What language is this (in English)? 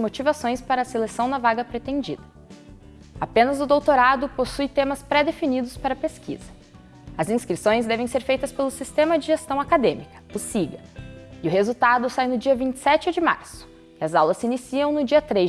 Portuguese